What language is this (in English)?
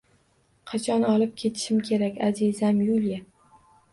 Uzbek